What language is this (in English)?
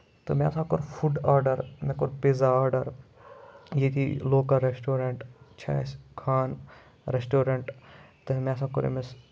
Kashmiri